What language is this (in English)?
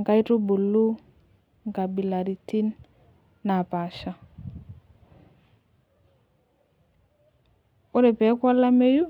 Masai